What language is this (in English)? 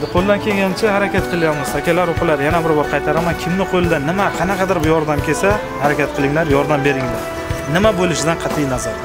Turkish